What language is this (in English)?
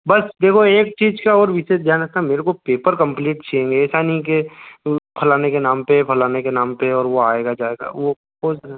Hindi